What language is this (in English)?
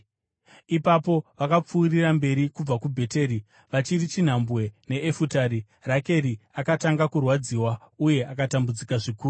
Shona